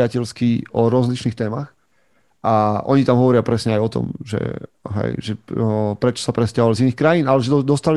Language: Slovak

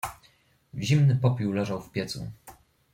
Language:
Polish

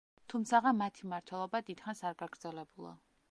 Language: Georgian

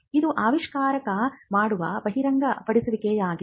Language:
Kannada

